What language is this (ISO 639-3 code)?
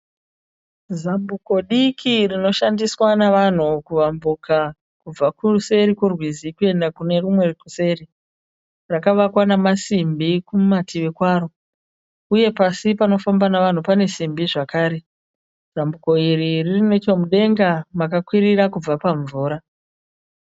sna